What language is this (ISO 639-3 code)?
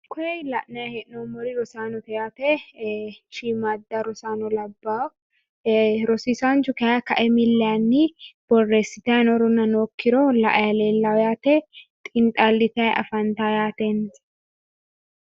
sid